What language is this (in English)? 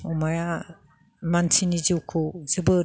Bodo